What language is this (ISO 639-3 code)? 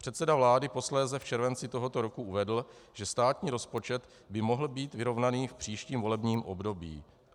ces